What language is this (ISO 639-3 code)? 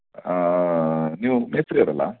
kan